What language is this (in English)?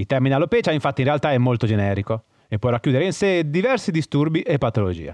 Italian